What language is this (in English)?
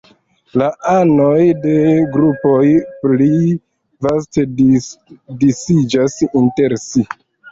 Esperanto